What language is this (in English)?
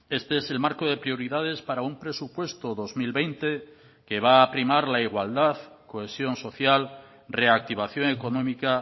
Spanish